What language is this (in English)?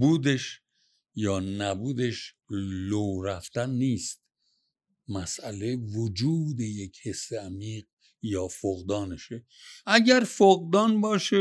Persian